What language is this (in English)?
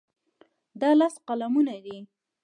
Pashto